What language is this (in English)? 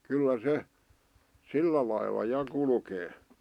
Finnish